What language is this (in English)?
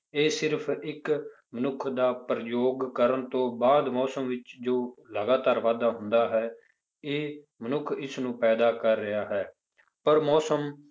Punjabi